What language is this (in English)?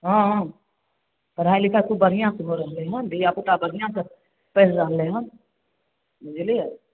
Maithili